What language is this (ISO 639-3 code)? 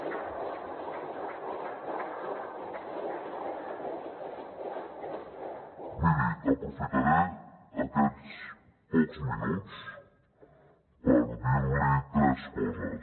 cat